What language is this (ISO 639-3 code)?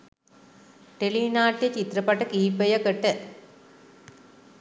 sin